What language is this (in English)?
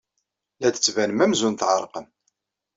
Kabyle